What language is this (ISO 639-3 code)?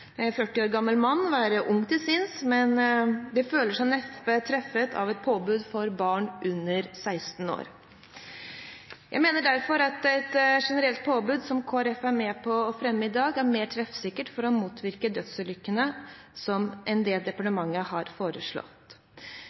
nob